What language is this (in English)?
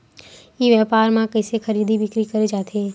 Chhattisgarhi